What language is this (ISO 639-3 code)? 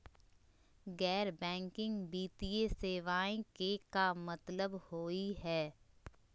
mag